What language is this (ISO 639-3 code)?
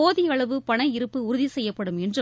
tam